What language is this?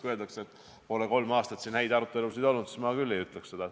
Estonian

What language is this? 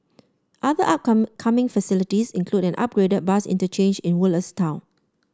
English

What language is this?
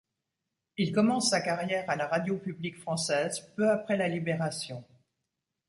French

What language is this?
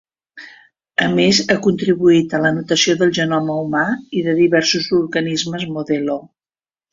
Catalan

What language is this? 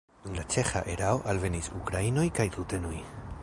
Esperanto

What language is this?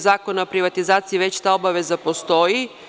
Serbian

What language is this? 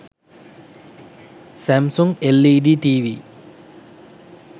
Sinhala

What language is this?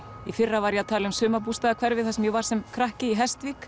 Icelandic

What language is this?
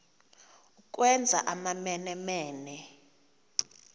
Xhosa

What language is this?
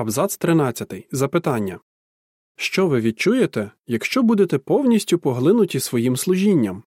Ukrainian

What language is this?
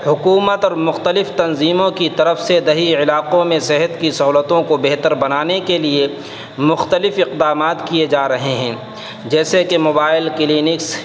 Urdu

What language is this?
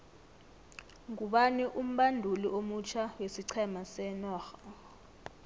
South Ndebele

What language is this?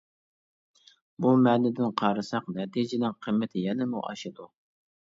Uyghur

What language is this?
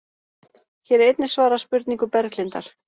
Icelandic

